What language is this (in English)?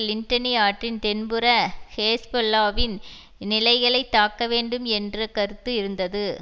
Tamil